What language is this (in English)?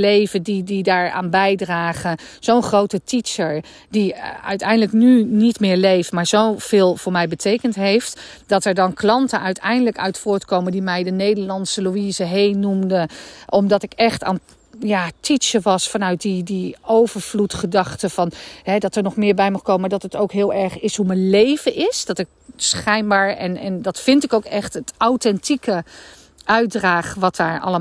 Dutch